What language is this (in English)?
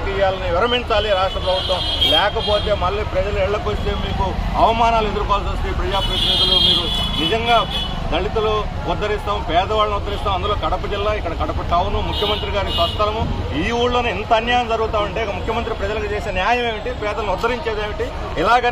Arabic